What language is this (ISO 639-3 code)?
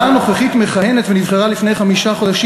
heb